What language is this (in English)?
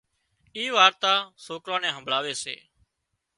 Wadiyara Koli